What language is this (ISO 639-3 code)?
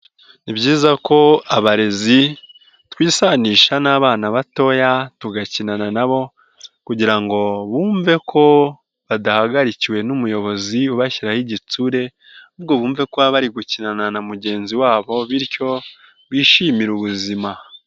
kin